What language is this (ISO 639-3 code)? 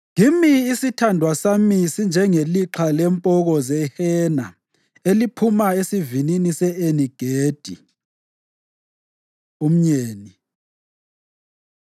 nde